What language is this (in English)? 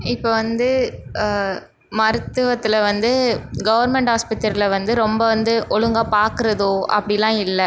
Tamil